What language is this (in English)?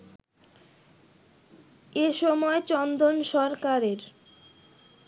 Bangla